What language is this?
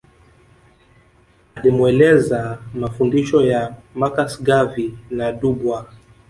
Swahili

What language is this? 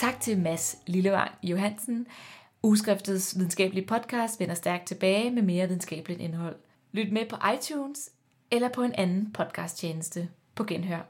Danish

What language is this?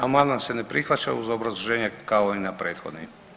Croatian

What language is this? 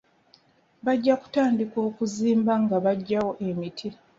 Ganda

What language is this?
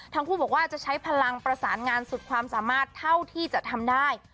Thai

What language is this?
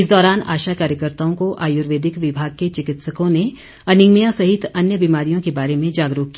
Hindi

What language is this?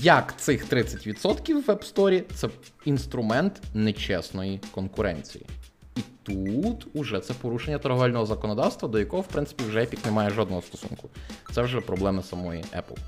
Ukrainian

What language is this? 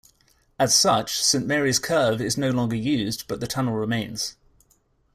English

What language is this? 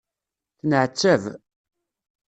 Kabyle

